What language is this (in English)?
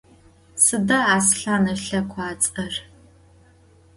Adyghe